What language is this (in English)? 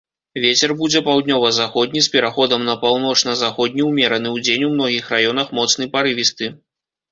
Belarusian